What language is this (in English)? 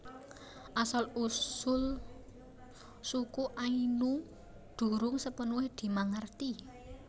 Javanese